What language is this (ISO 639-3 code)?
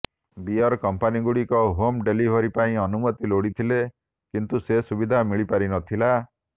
ori